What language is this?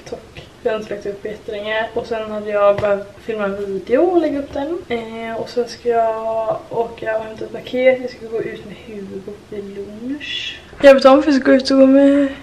Swedish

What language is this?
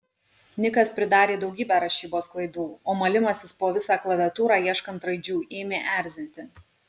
Lithuanian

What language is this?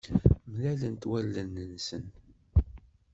Kabyle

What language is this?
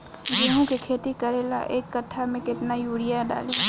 Bhojpuri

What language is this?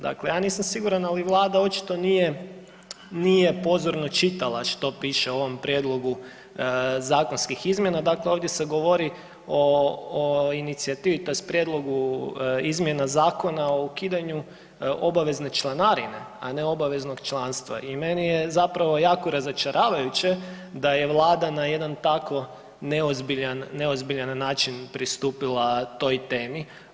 Croatian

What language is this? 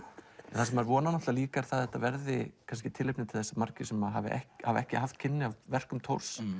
Icelandic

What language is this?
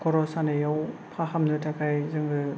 Bodo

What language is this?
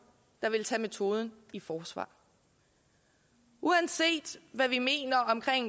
Danish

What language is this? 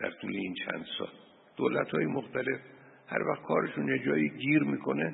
Persian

